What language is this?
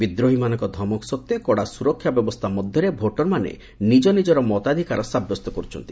Odia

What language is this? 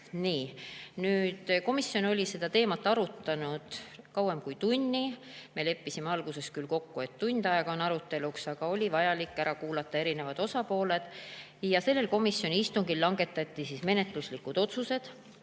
Estonian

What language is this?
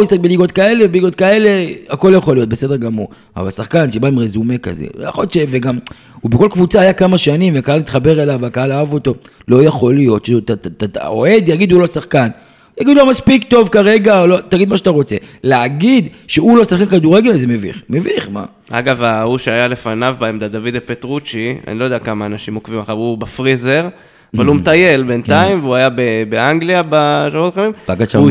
Hebrew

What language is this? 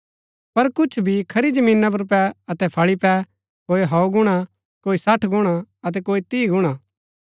Gaddi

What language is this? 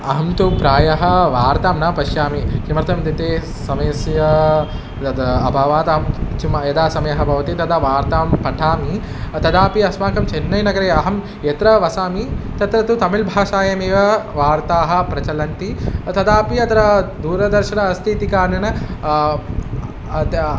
Sanskrit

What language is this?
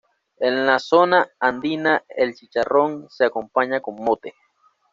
Spanish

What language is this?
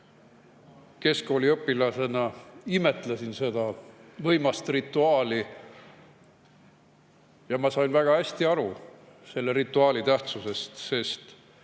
Estonian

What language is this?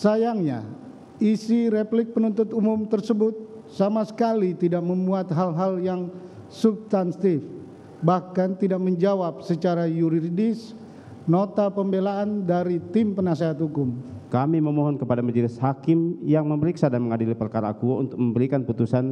Indonesian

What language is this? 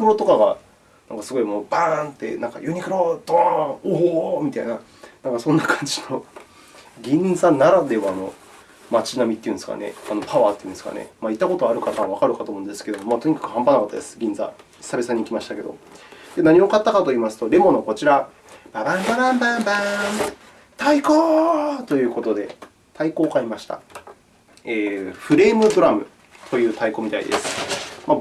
Japanese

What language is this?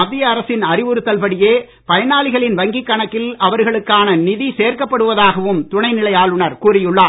Tamil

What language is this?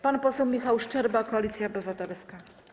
Polish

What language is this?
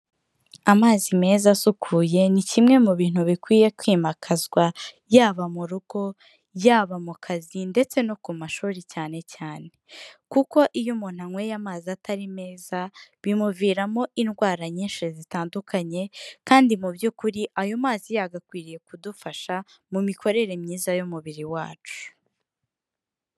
Kinyarwanda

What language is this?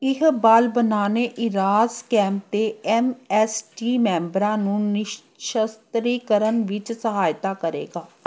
Punjabi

